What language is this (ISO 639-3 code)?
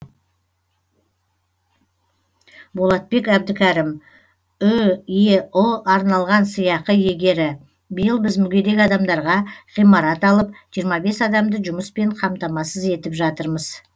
kaz